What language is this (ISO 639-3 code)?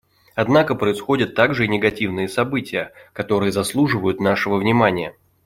rus